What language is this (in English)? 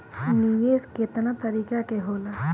Bhojpuri